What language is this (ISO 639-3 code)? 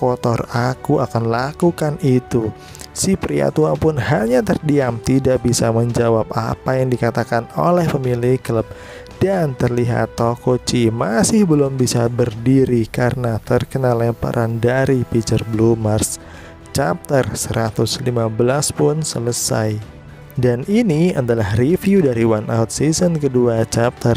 ind